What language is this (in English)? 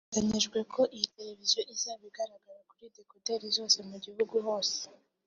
Kinyarwanda